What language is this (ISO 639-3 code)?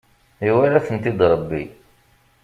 kab